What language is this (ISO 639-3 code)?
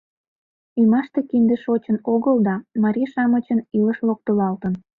chm